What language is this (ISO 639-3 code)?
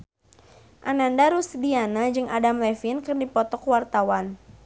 sun